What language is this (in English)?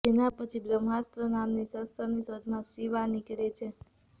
Gujarati